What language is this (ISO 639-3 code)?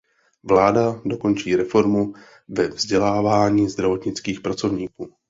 ces